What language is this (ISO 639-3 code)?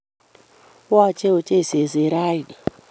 kln